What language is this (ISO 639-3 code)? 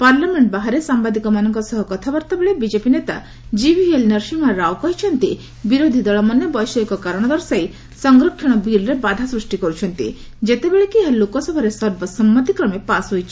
ori